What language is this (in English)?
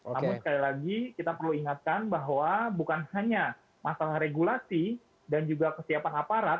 Indonesian